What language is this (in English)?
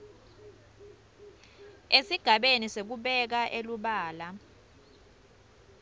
Swati